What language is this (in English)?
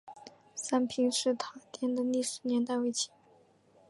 Chinese